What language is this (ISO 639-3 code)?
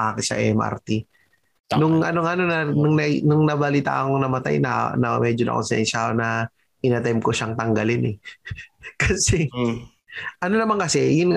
fil